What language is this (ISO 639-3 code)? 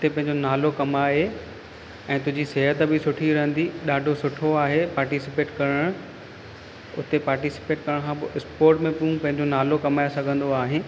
snd